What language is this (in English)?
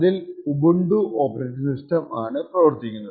Malayalam